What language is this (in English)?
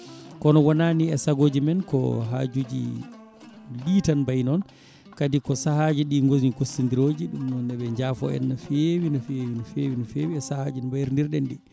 Fula